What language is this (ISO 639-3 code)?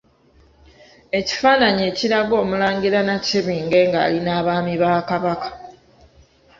lug